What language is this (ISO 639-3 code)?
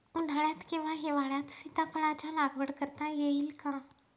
mar